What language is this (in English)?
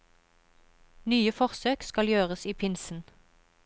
Norwegian